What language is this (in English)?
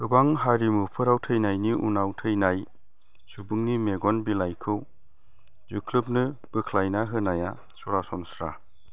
Bodo